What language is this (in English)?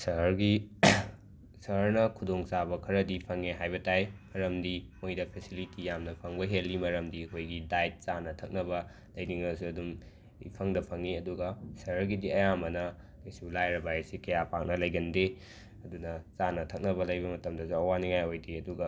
Manipuri